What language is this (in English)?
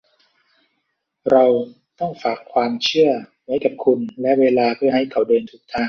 Thai